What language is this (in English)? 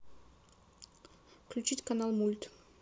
Russian